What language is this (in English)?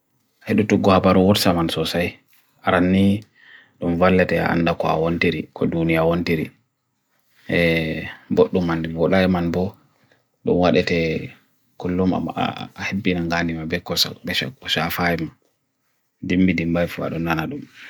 Bagirmi Fulfulde